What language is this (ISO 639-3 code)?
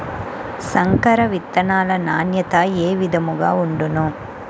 tel